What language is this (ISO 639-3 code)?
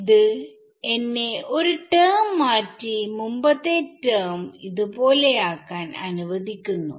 mal